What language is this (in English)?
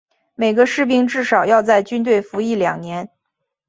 Chinese